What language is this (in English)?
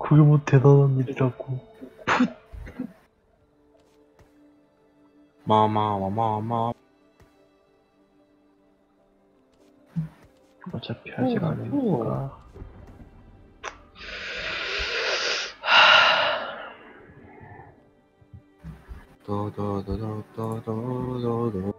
Korean